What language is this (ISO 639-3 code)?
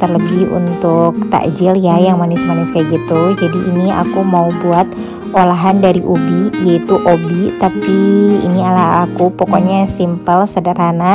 ind